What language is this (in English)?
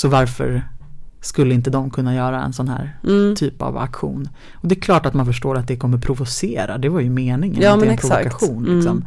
Swedish